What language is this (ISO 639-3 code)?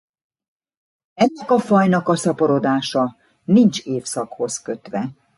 hun